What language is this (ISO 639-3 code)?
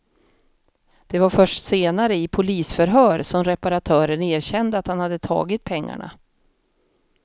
swe